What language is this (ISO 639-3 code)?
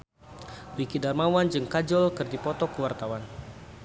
sun